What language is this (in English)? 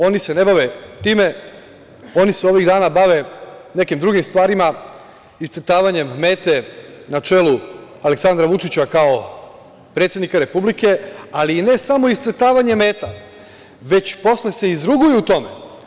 Serbian